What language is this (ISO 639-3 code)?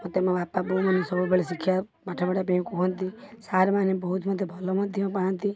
ori